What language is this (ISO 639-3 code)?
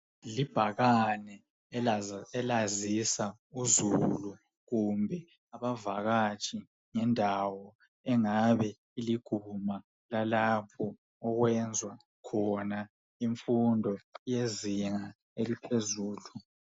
nde